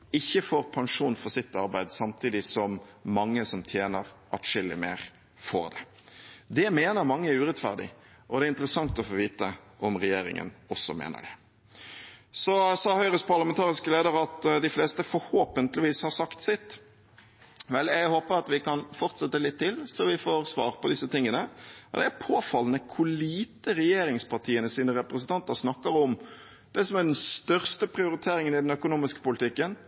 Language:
Norwegian Bokmål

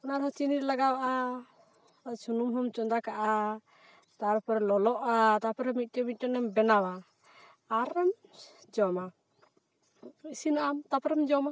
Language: Santali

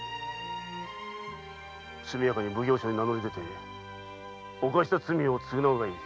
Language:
Japanese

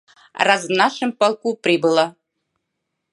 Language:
Mari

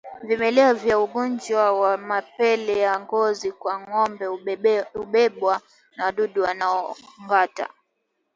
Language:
Swahili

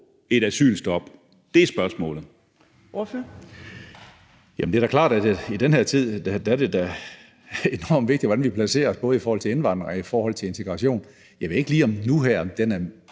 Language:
Danish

